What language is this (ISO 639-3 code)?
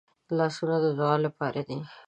pus